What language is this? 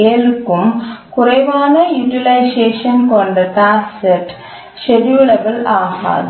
Tamil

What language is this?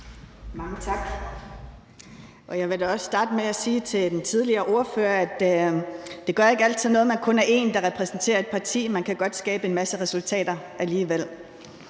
Danish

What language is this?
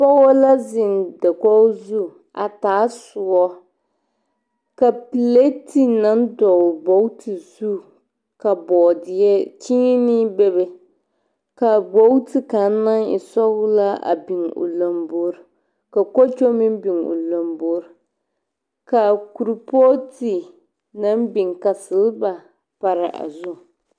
Southern Dagaare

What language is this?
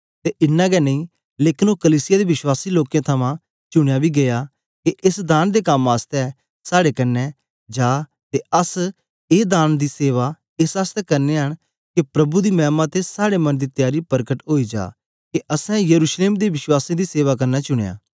Dogri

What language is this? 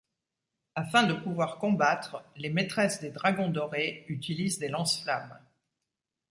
French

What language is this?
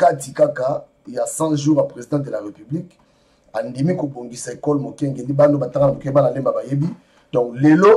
French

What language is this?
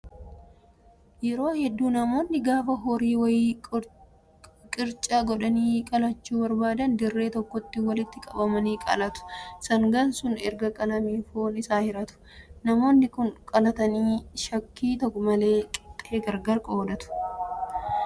Oromo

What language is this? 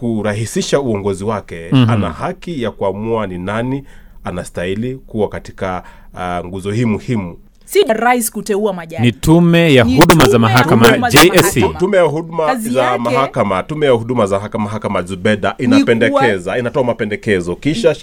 Swahili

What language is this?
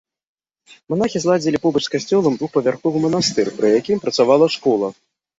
Belarusian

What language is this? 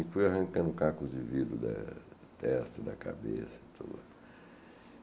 Portuguese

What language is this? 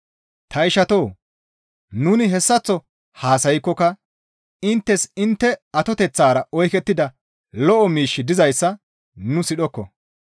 Gamo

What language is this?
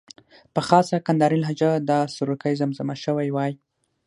Pashto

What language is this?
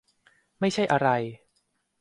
Thai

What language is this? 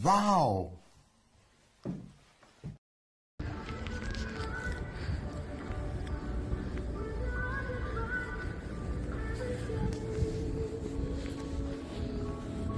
Korean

